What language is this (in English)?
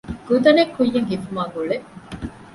Divehi